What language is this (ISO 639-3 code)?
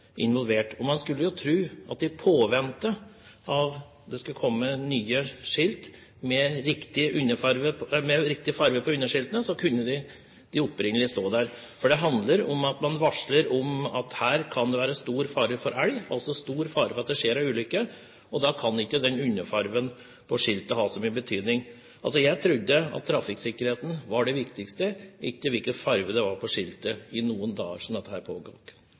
nor